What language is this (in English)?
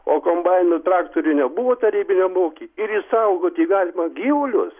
Lithuanian